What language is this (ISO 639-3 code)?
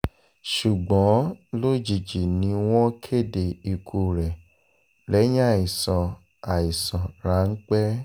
yor